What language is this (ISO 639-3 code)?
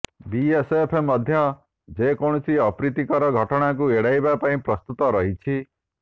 ori